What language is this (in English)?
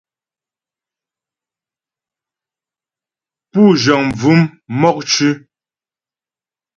Ghomala